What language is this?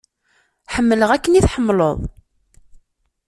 Kabyle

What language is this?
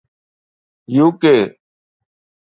Sindhi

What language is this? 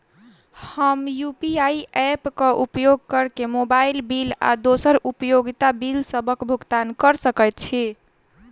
Maithili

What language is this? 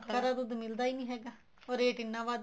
Punjabi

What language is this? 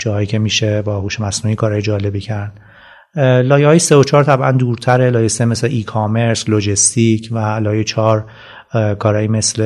Persian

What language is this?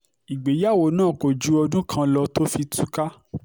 Yoruba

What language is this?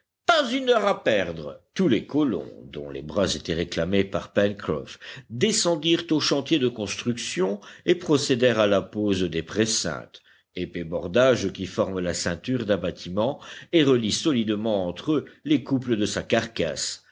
French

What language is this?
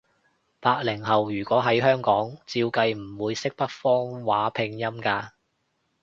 Cantonese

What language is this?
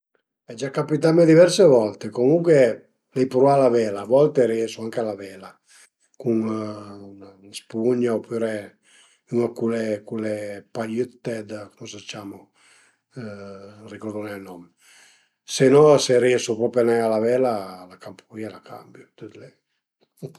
Piedmontese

